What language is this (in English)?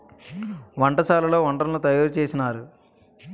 Telugu